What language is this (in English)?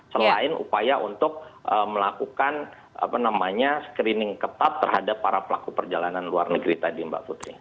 Indonesian